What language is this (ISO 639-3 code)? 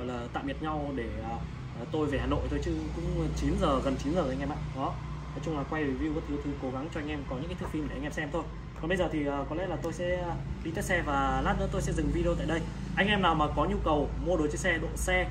vie